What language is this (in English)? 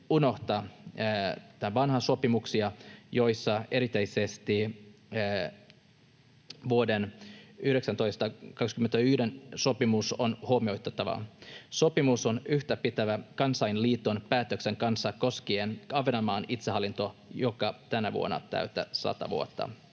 Finnish